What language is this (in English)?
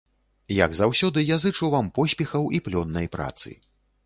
Belarusian